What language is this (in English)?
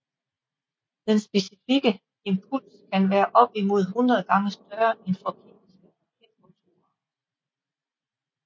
Danish